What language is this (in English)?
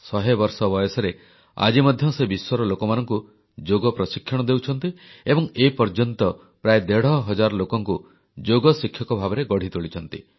Odia